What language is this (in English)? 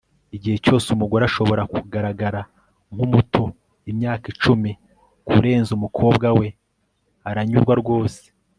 Kinyarwanda